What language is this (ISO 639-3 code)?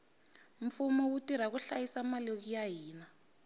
tso